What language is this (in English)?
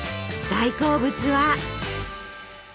Japanese